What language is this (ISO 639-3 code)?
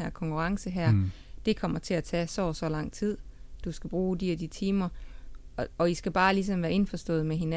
dan